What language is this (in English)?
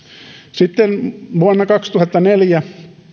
Finnish